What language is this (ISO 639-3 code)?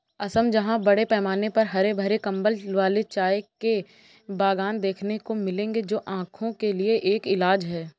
hin